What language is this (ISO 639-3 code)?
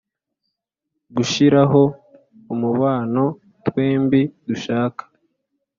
kin